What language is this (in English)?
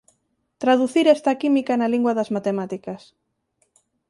Galician